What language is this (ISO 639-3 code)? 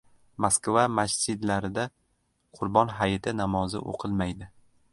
uzb